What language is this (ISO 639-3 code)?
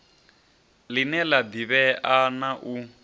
ven